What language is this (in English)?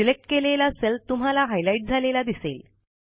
Marathi